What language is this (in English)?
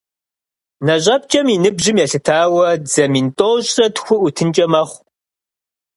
Kabardian